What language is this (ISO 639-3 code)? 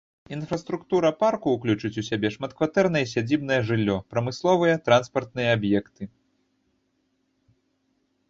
bel